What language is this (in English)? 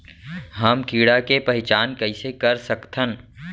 Chhattisgarhi